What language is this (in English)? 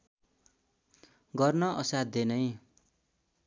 Nepali